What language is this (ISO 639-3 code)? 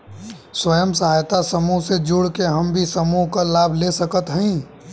bho